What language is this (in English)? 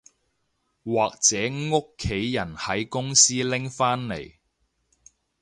Cantonese